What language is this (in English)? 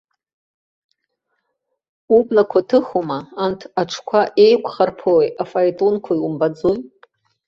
Abkhazian